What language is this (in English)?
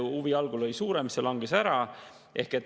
Estonian